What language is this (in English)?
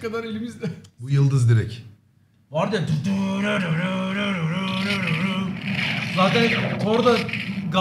Turkish